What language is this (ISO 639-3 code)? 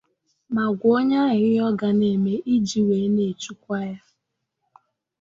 ibo